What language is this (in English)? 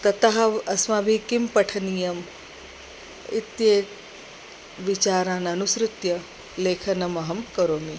Sanskrit